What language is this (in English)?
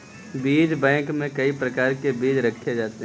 Hindi